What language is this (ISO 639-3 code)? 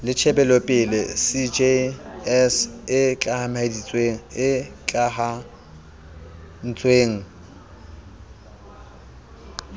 sot